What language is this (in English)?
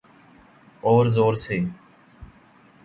Urdu